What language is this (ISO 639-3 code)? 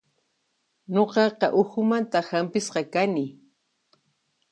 qxp